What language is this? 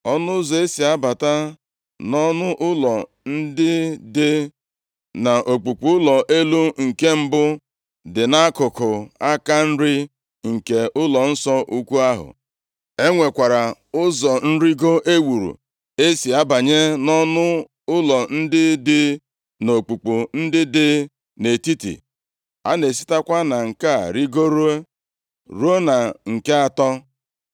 Igbo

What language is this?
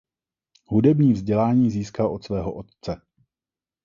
Czech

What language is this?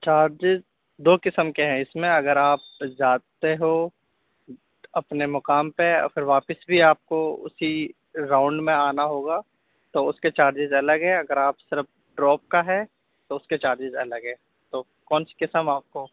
Urdu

